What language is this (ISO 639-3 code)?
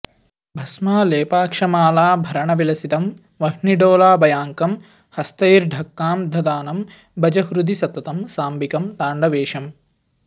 san